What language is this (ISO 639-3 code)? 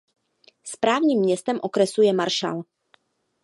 ces